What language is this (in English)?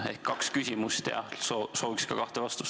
Estonian